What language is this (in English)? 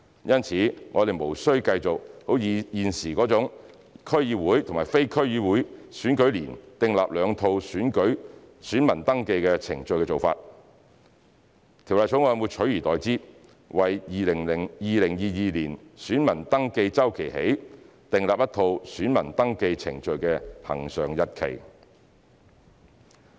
Cantonese